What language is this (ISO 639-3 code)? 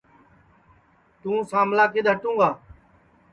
ssi